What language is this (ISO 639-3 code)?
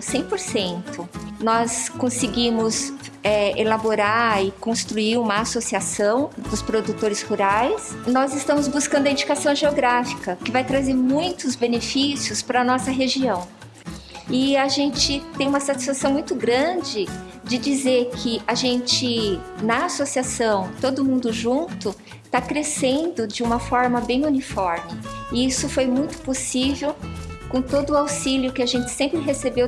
por